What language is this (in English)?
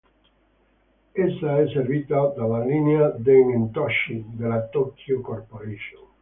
Italian